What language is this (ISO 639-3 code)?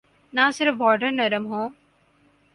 urd